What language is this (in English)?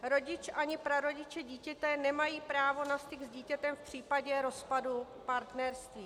Czech